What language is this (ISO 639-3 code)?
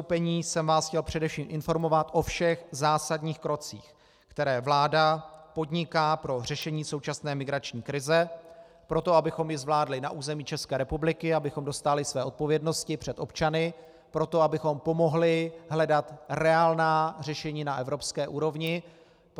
ces